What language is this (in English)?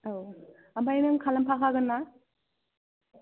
Bodo